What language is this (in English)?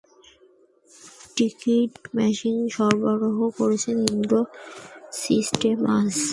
Bangla